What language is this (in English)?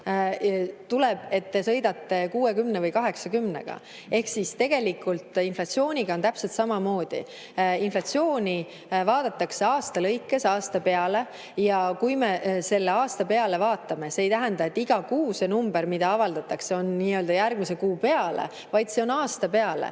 Estonian